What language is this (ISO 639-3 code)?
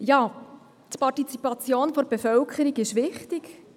gsw